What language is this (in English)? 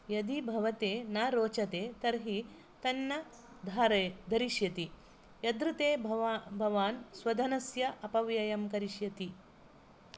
Sanskrit